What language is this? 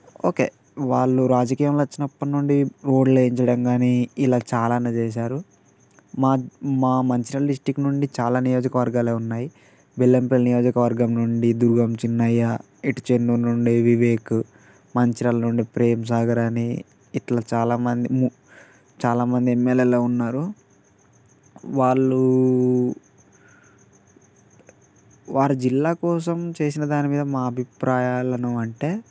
Telugu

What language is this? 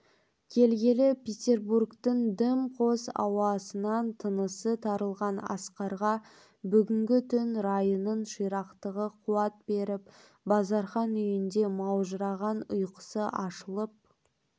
Kazakh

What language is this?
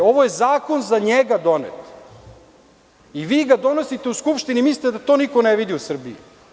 Serbian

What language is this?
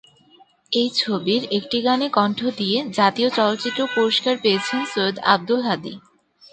Bangla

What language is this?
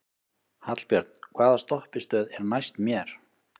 Icelandic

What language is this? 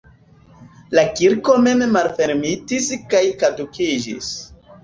Esperanto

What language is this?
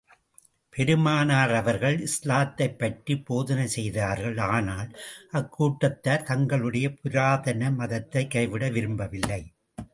Tamil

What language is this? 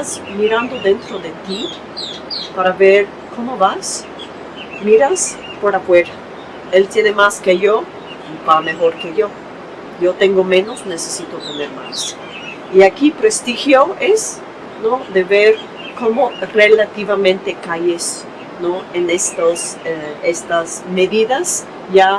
Spanish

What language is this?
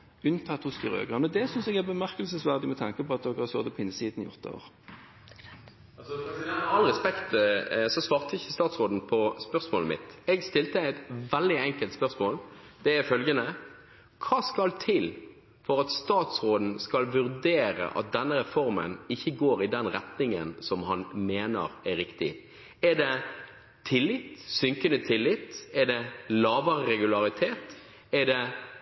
Norwegian Bokmål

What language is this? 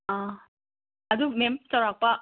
Manipuri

